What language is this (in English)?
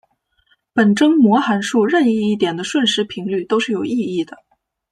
Chinese